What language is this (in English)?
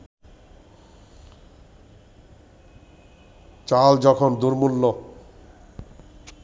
Bangla